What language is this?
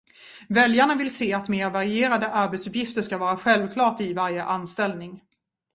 Swedish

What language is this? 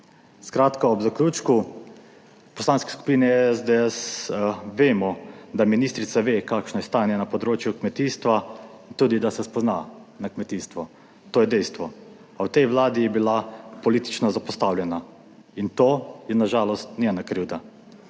Slovenian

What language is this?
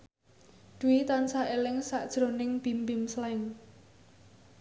Javanese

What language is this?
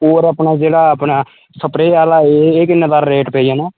Dogri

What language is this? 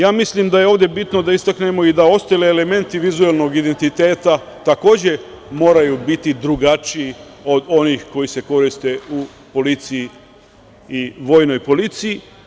Serbian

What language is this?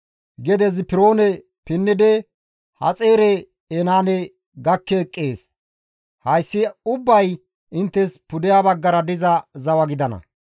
Gamo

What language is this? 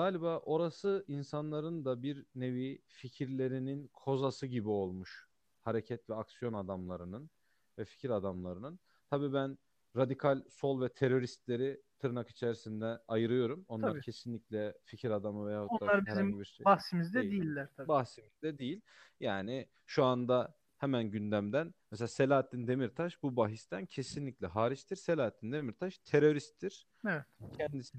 Turkish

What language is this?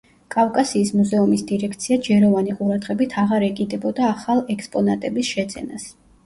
Georgian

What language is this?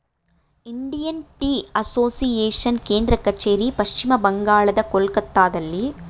Kannada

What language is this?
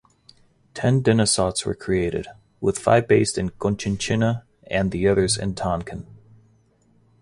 English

